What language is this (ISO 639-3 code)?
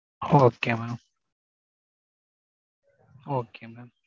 tam